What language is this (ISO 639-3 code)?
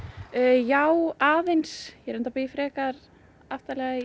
isl